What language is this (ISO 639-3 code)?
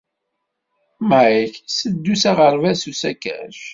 kab